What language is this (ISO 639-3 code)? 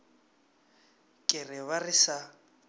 nso